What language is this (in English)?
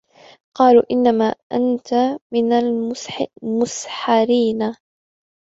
Arabic